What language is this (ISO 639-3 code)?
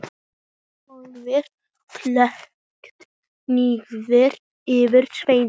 isl